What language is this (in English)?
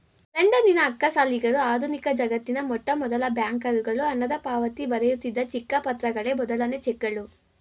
Kannada